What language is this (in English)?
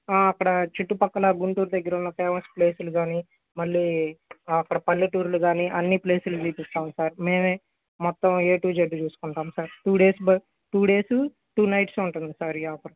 Telugu